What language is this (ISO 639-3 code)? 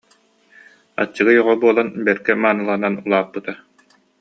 sah